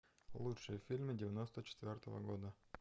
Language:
Russian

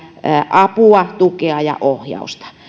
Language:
Finnish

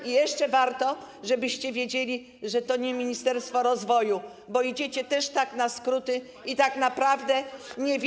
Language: Polish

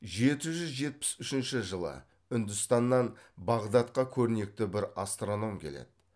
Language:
Kazakh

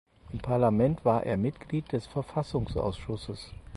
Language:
German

